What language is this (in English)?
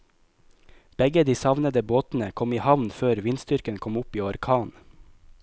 Norwegian